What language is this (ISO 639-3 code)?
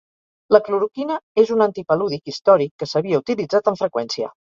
cat